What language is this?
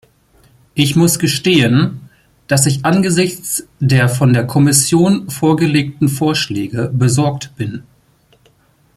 German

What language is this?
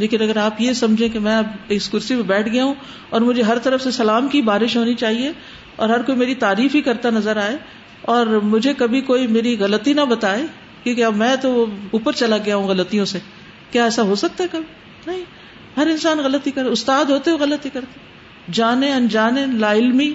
Urdu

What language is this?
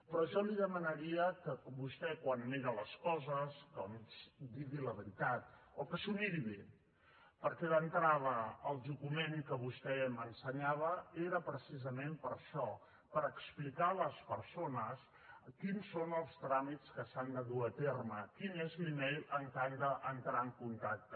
Catalan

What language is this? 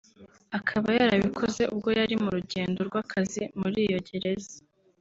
Kinyarwanda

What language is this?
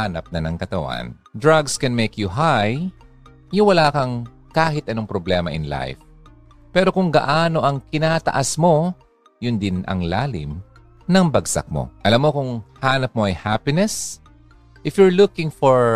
Filipino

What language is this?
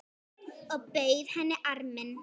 Icelandic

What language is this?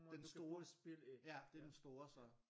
Danish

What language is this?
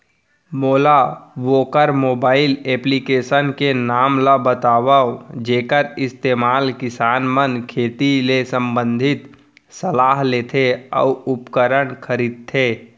Chhattisgarhi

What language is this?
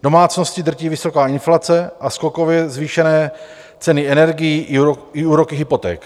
Czech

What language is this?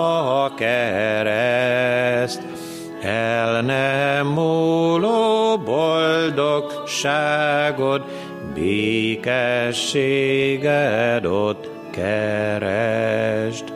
Hungarian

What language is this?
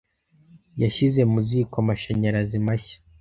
Kinyarwanda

